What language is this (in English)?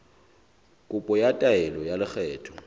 Southern Sotho